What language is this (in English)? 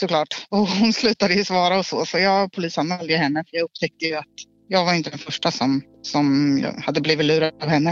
Swedish